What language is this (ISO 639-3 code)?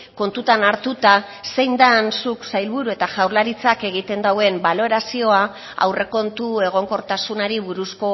eus